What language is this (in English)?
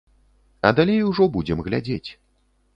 Belarusian